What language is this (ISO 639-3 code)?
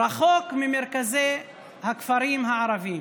heb